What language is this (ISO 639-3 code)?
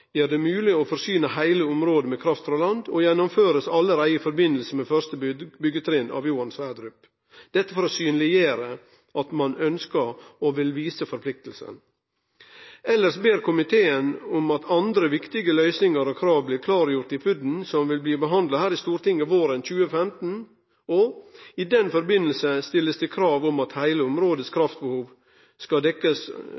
nno